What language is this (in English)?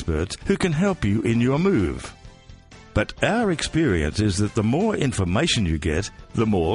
English